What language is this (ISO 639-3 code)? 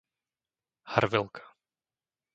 slk